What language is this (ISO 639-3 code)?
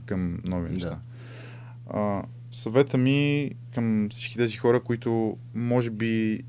bul